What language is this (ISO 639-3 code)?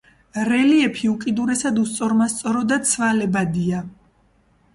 kat